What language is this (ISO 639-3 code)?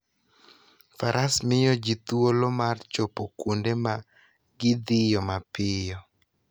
luo